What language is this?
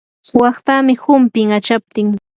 Yanahuanca Pasco Quechua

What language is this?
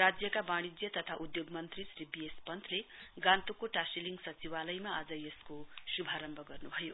Nepali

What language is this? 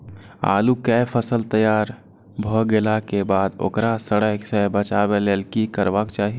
Maithili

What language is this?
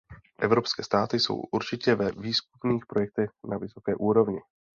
Czech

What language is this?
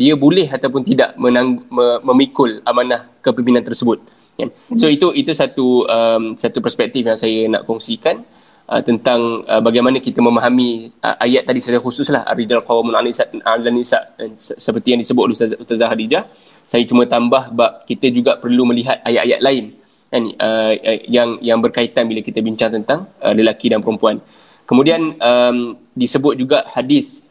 Malay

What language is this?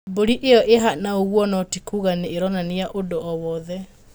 Kikuyu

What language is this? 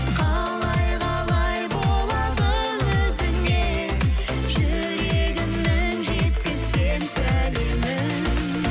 Kazakh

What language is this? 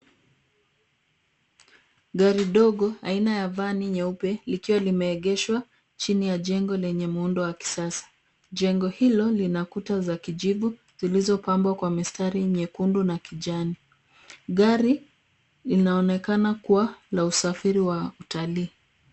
Swahili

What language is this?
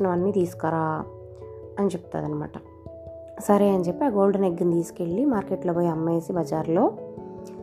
Telugu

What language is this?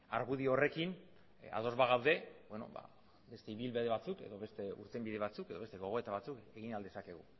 Basque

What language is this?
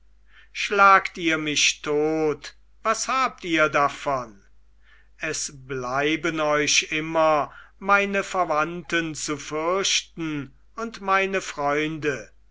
German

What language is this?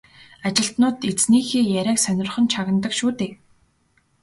Mongolian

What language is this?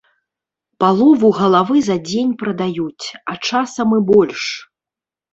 Belarusian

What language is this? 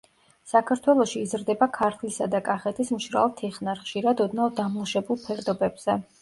Georgian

